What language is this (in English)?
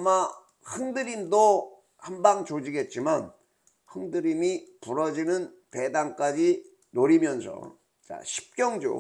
Korean